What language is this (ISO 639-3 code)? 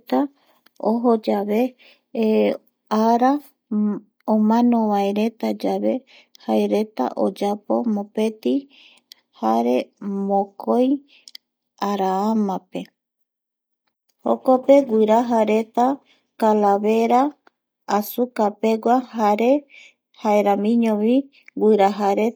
gui